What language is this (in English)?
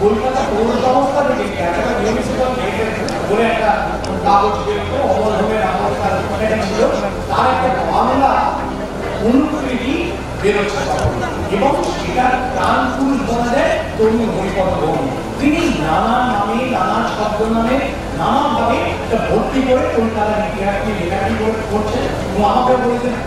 Korean